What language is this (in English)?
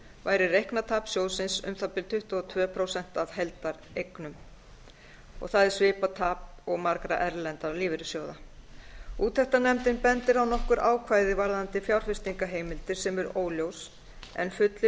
Icelandic